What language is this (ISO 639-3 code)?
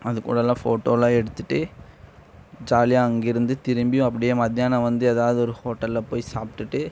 tam